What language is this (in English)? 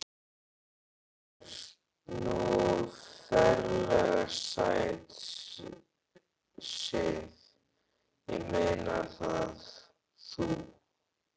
Icelandic